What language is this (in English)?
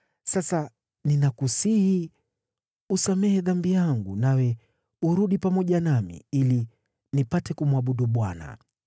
Swahili